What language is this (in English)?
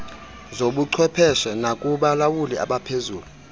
Xhosa